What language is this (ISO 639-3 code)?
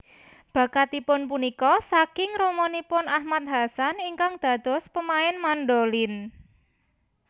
jav